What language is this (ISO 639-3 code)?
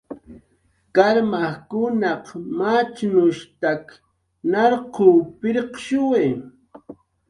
jqr